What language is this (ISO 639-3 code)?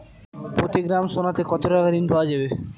ben